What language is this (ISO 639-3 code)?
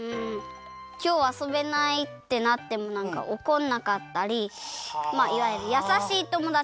jpn